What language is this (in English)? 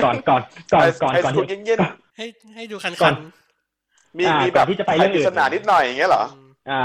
Thai